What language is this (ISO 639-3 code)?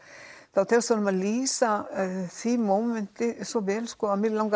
isl